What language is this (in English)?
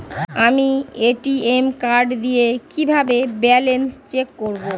Bangla